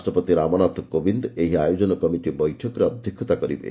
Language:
Odia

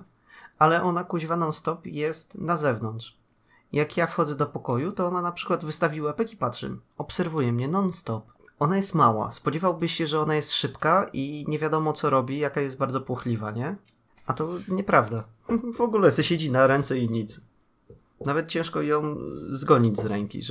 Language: Polish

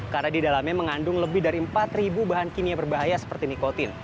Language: Indonesian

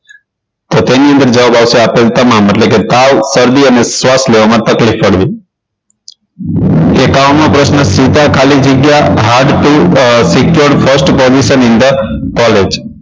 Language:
Gujarati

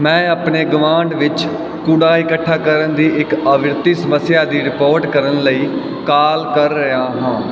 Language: Punjabi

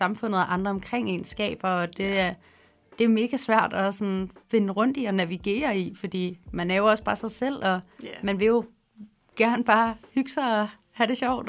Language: Danish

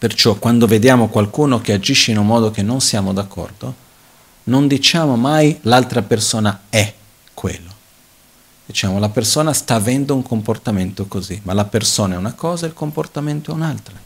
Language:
Italian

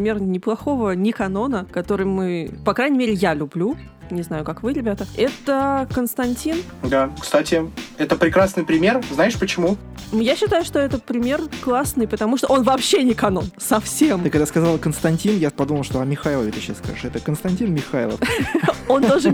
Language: Russian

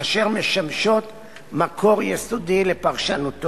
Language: Hebrew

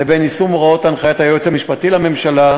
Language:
Hebrew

